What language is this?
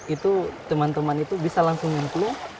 Indonesian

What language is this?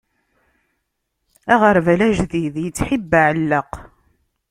Kabyle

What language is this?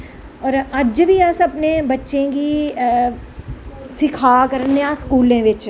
Dogri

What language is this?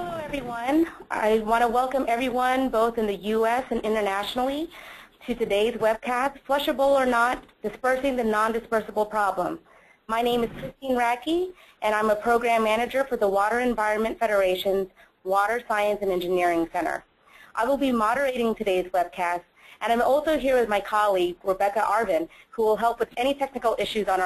English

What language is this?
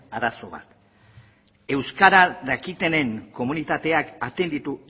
Basque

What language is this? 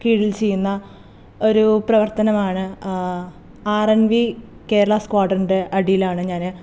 Malayalam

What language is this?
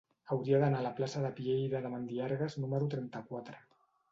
Catalan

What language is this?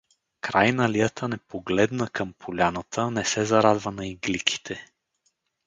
Bulgarian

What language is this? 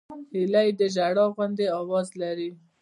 Pashto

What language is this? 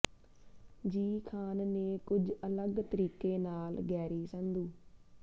Punjabi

